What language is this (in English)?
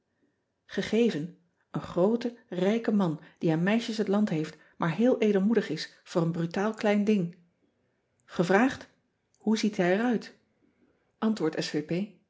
Dutch